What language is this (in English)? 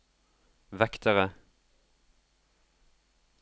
Norwegian